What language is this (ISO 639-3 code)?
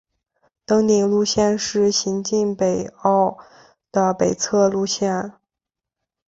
zho